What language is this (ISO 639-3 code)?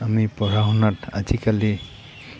asm